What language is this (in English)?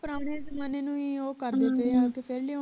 Punjabi